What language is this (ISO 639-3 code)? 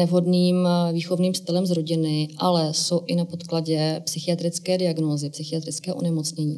ces